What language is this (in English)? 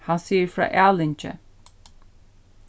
Faroese